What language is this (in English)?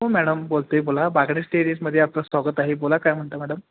Marathi